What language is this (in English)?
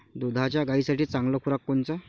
Marathi